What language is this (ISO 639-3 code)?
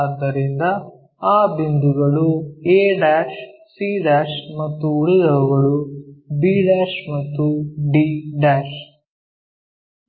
kan